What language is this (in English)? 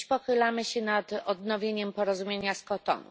Polish